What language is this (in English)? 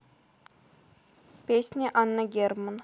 Russian